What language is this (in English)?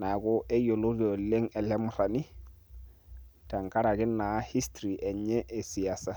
Masai